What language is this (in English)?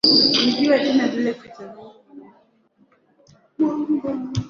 Swahili